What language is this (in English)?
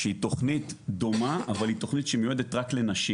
Hebrew